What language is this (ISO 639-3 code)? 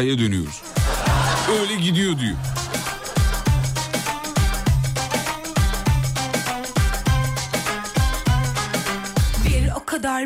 tur